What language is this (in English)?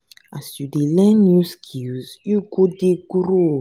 Nigerian Pidgin